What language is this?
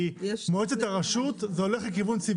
Hebrew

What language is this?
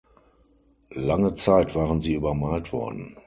German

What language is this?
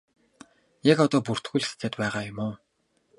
Mongolian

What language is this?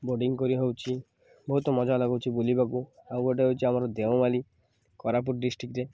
Odia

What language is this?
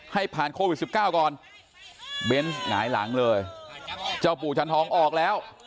Thai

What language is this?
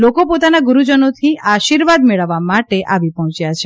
Gujarati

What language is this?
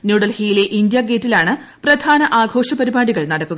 Malayalam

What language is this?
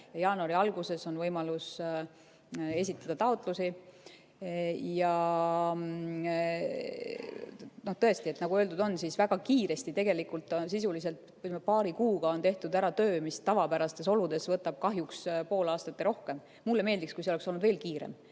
Estonian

